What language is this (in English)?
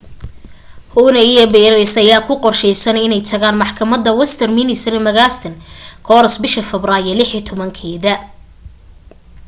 Somali